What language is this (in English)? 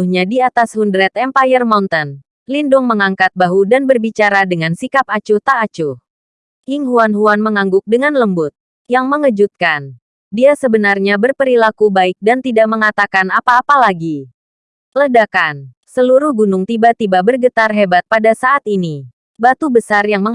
Indonesian